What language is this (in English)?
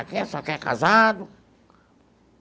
Portuguese